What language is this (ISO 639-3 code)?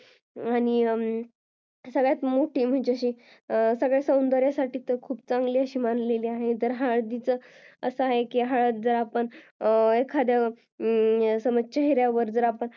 mar